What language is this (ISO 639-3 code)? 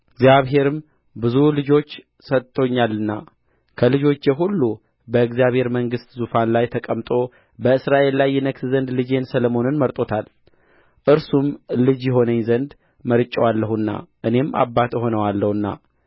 amh